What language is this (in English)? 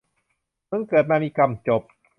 Thai